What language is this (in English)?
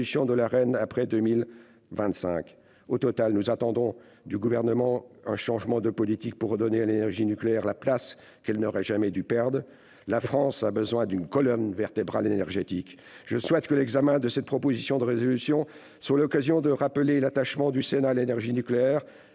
French